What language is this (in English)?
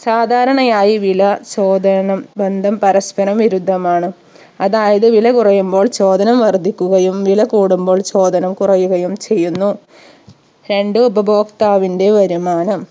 Malayalam